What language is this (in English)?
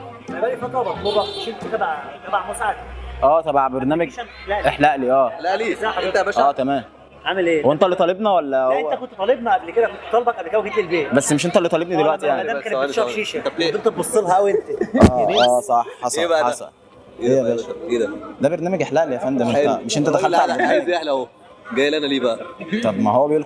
Arabic